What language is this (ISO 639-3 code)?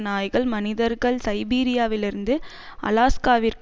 tam